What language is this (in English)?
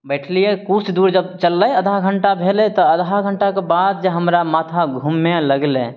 Maithili